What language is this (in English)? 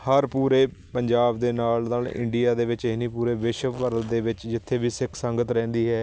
Punjabi